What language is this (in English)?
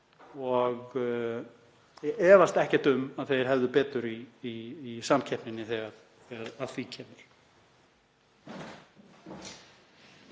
Icelandic